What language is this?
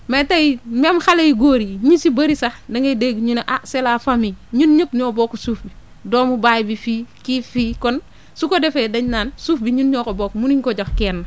Wolof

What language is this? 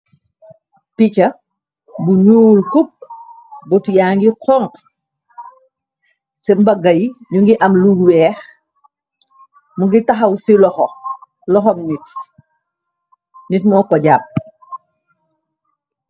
Wolof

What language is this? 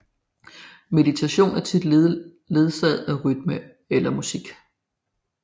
Danish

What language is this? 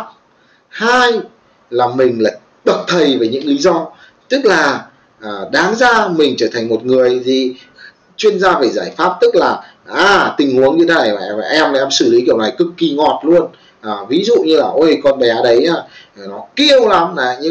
Vietnamese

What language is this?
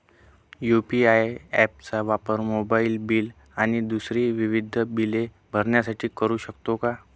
Marathi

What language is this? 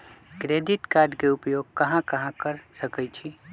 Magahi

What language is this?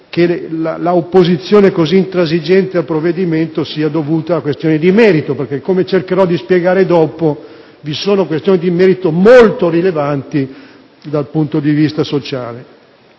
Italian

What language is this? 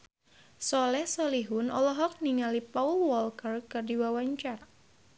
Sundanese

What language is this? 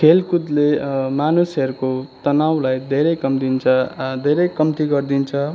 Nepali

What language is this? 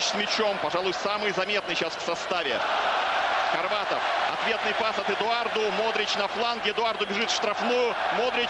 Russian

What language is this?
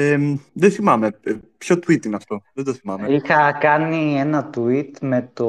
Greek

